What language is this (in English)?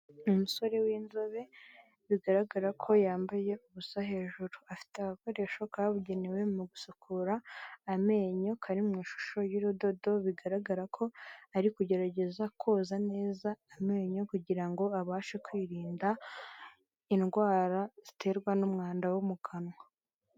Kinyarwanda